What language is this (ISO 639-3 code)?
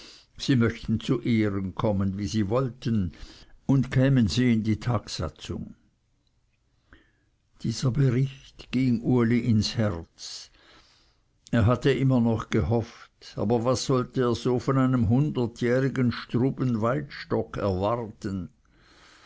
deu